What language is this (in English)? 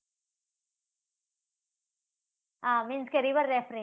Gujarati